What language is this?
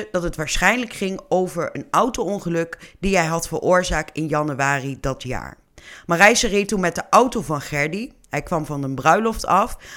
Dutch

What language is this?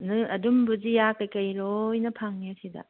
Manipuri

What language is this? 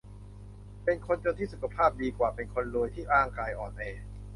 Thai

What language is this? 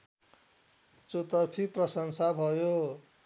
Nepali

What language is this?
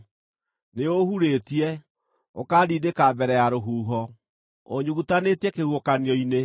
Kikuyu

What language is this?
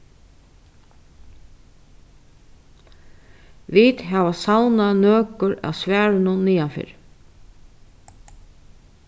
Faroese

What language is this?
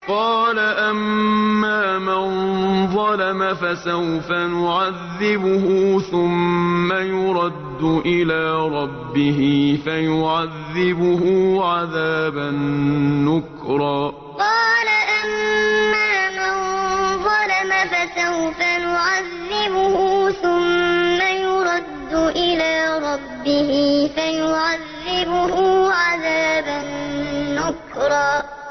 Arabic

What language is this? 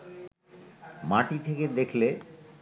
Bangla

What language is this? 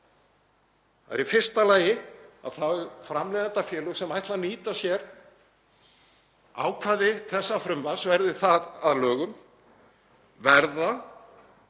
Icelandic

